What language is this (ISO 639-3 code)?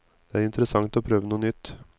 nor